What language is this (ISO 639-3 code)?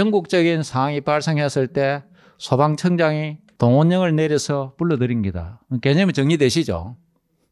kor